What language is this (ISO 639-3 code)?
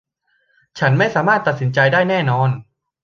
tha